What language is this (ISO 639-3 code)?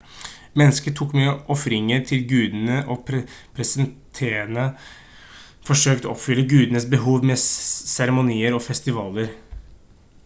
nob